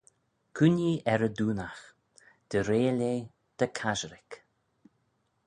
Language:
Manx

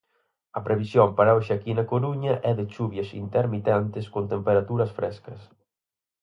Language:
Galician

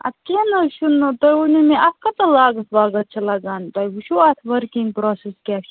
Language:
Kashmiri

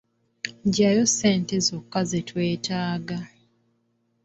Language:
Ganda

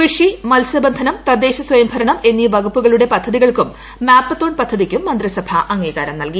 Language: Malayalam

